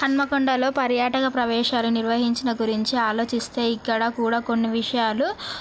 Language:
Telugu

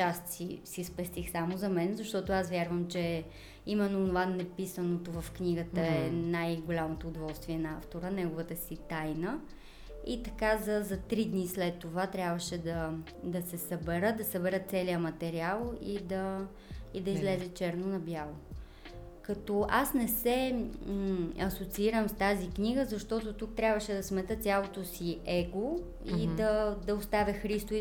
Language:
Bulgarian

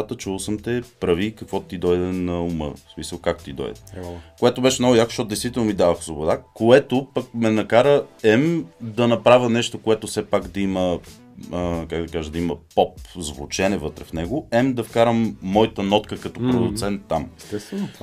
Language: Bulgarian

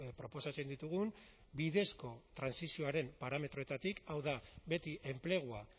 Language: Basque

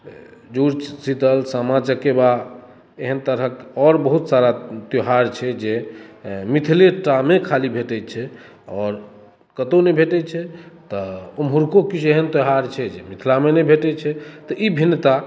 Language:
Maithili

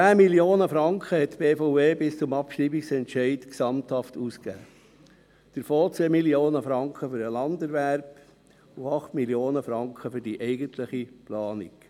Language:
Swiss German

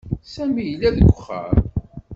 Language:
Kabyle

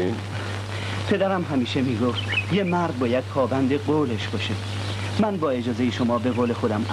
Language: Persian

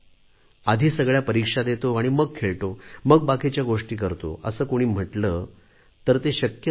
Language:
Marathi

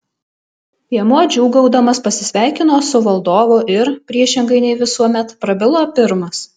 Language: Lithuanian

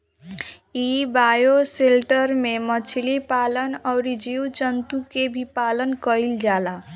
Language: Bhojpuri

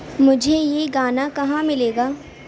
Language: Urdu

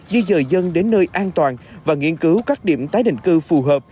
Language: Vietnamese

